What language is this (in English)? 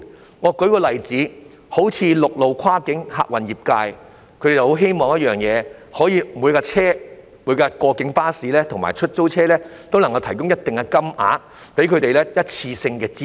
Cantonese